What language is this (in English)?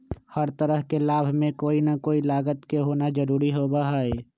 Magahi